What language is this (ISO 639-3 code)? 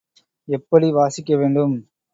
tam